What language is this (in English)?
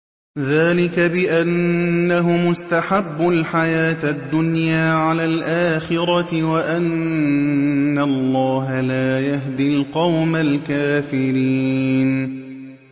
Arabic